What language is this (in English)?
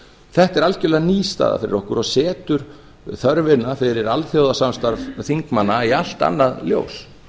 Icelandic